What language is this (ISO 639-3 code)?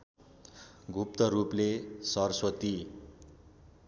nep